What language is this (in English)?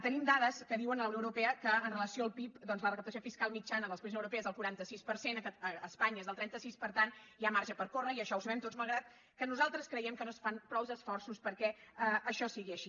Catalan